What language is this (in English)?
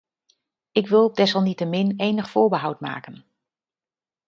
Dutch